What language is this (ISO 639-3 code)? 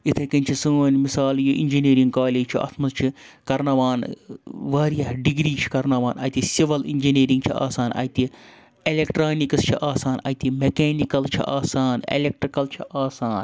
kas